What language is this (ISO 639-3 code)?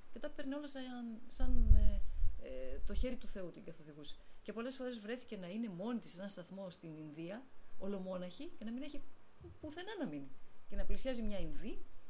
ell